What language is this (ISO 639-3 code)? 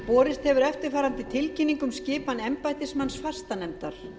isl